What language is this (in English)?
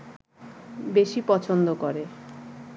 Bangla